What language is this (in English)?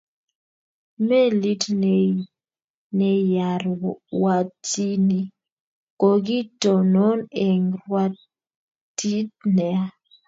Kalenjin